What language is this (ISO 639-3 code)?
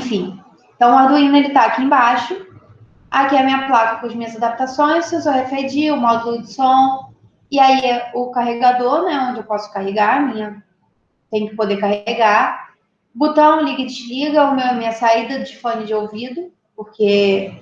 por